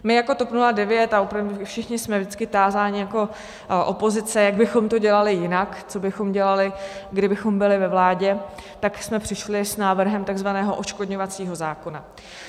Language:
Czech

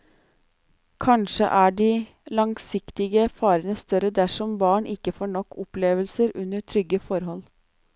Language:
Norwegian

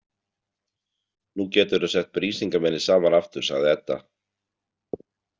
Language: Icelandic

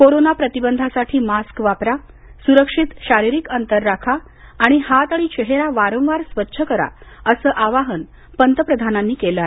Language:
Marathi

